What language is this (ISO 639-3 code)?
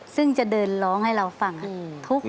tha